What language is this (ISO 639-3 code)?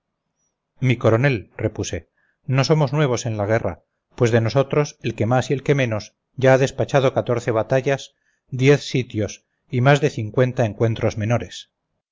spa